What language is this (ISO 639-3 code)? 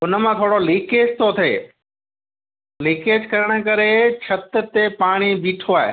snd